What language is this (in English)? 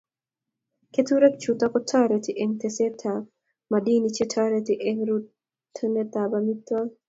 Kalenjin